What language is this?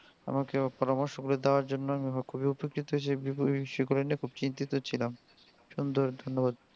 Bangla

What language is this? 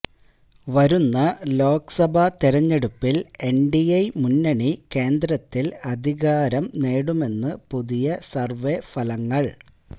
Malayalam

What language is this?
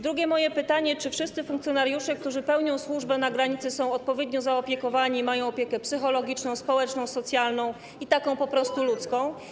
Polish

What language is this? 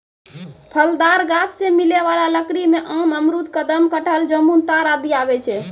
Maithili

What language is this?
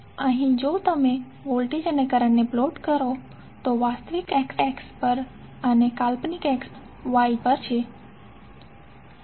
Gujarati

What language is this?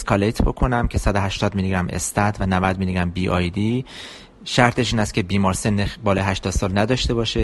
Persian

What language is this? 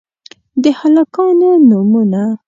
Pashto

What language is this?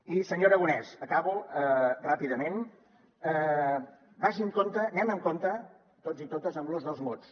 Catalan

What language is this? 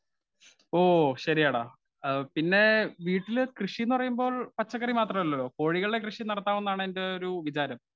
Malayalam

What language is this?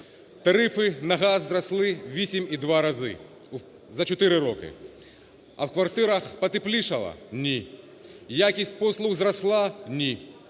Ukrainian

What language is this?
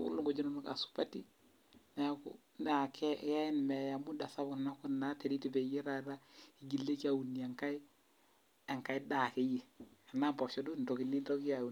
Masai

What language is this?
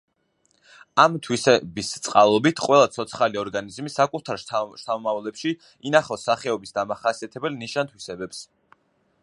Georgian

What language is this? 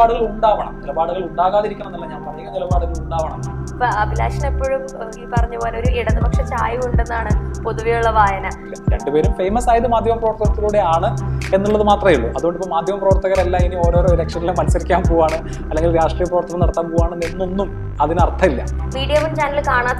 Malayalam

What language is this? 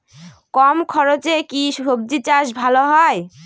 Bangla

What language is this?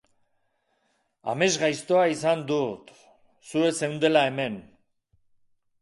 Basque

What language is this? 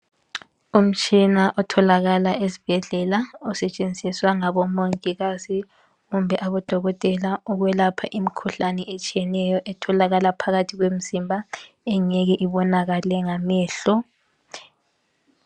North Ndebele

